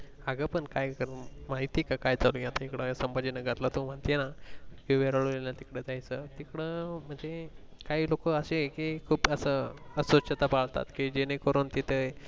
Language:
Marathi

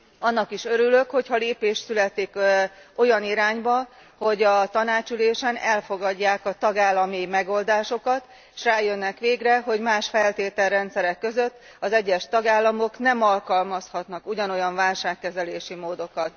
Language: Hungarian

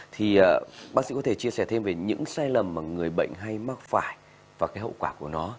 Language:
Vietnamese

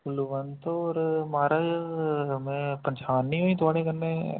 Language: Dogri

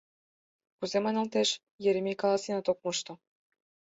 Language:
Mari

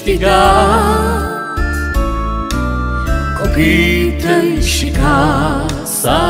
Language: Romanian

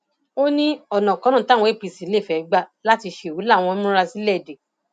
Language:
Yoruba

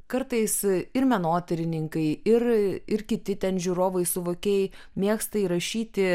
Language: Lithuanian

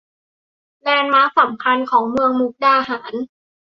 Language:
Thai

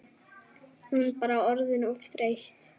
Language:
Icelandic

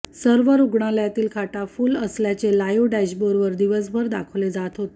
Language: Marathi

